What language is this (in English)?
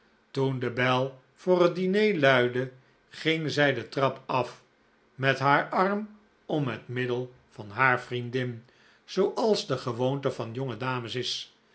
Dutch